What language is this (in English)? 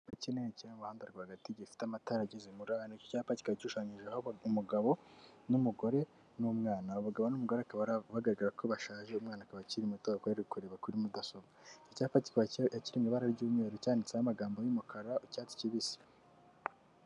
Kinyarwanda